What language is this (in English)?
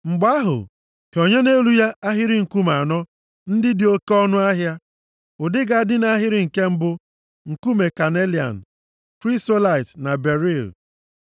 Igbo